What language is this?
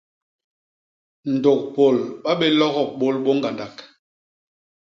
Basaa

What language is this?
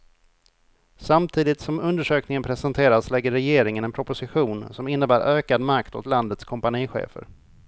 Swedish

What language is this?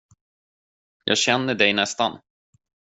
Swedish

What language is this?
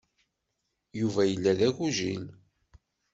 Kabyle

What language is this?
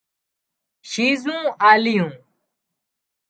Wadiyara Koli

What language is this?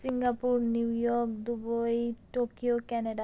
Nepali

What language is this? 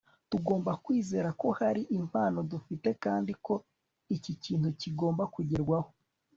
Kinyarwanda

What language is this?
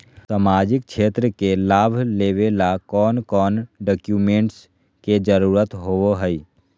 Magahi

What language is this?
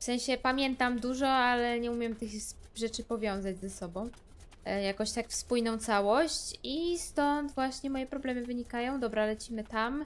Polish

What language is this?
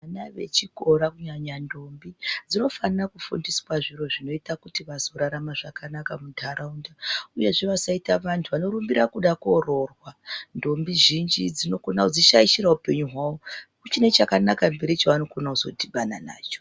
Ndau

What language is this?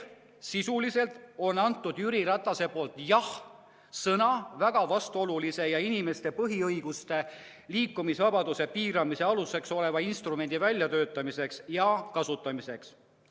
Estonian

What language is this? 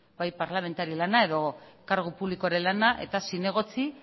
Basque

